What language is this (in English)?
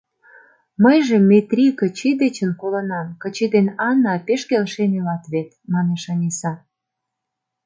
Mari